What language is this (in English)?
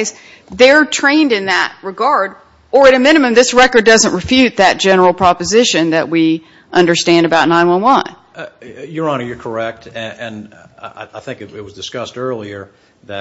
English